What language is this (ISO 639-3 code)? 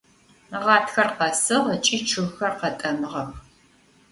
ady